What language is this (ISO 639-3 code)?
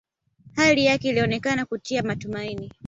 swa